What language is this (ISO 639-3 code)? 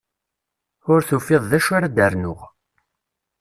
kab